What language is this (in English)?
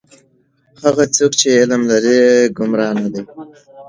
Pashto